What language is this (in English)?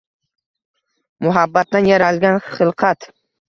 Uzbek